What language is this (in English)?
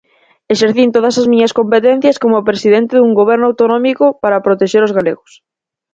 Galician